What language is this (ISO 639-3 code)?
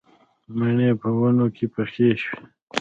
pus